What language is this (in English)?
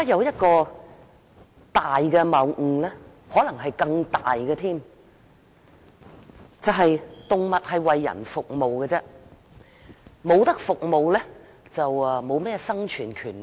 Cantonese